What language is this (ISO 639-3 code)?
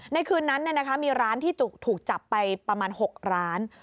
tha